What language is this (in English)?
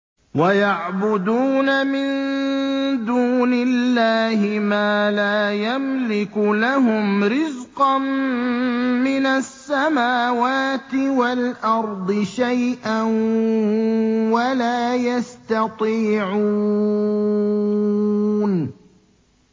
Arabic